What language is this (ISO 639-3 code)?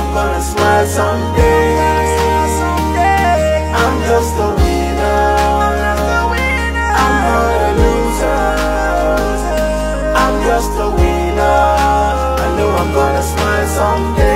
eng